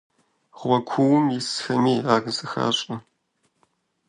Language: Kabardian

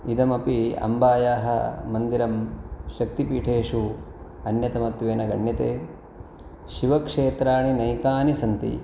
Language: Sanskrit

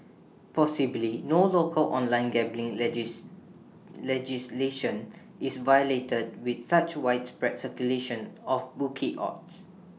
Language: English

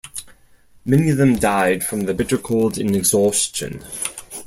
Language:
English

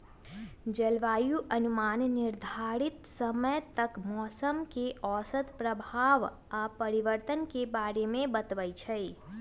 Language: Magahi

